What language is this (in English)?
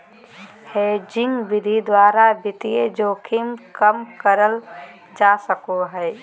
Magahi